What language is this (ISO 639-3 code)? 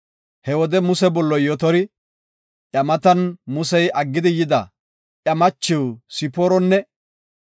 gof